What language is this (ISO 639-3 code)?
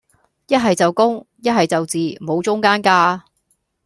yue